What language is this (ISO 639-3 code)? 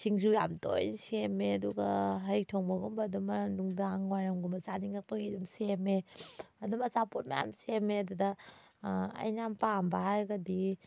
mni